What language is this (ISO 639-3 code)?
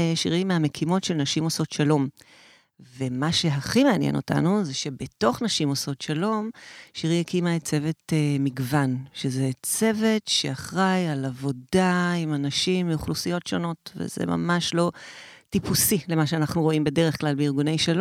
heb